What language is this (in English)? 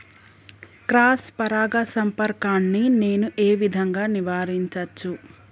Telugu